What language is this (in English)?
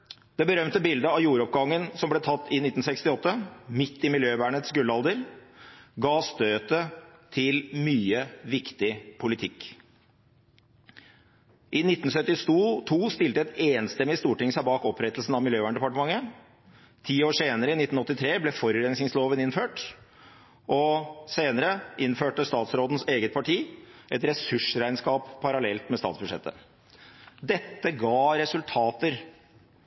Norwegian Bokmål